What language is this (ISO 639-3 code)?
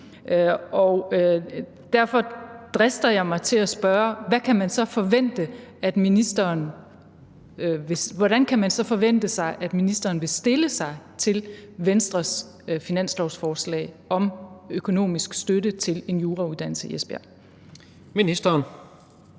dan